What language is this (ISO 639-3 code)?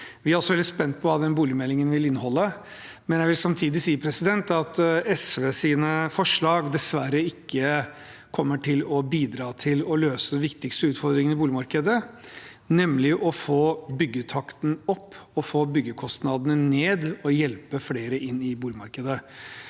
nor